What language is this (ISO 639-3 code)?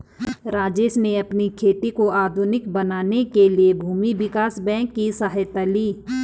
hin